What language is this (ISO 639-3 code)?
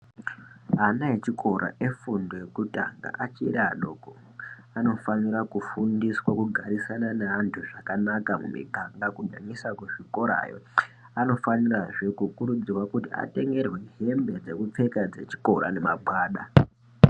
ndc